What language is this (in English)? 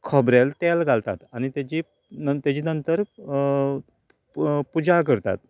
Konkani